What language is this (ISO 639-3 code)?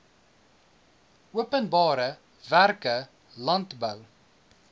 afr